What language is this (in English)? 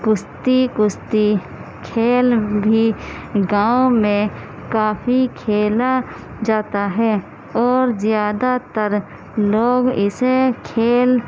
Urdu